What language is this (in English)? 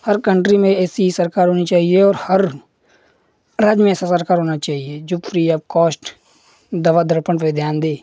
Hindi